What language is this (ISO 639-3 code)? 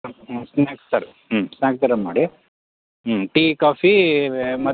kan